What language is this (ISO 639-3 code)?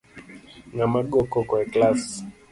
luo